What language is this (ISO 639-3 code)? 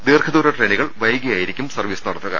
mal